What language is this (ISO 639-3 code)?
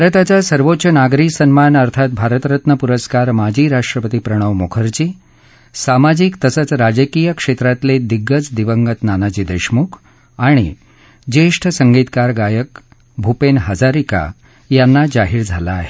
mar